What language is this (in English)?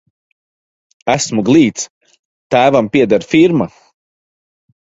Latvian